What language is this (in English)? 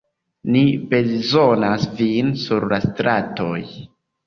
Esperanto